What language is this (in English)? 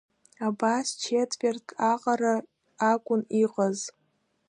Abkhazian